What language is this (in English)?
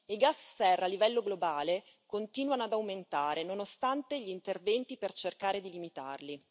Italian